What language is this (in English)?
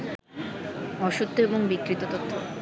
Bangla